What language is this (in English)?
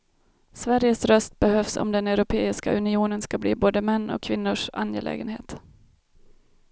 Swedish